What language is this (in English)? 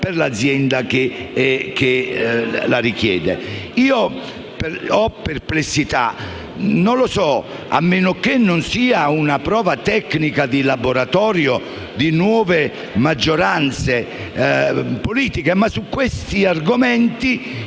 Italian